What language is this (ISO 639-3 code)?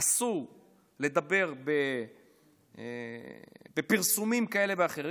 heb